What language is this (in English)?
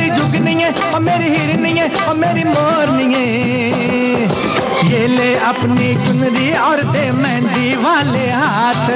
Hindi